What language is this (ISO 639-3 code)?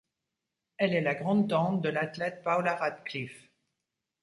fra